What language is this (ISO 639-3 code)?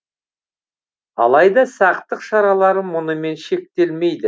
kaz